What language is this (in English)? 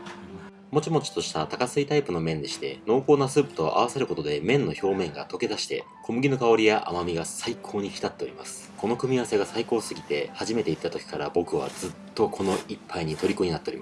Japanese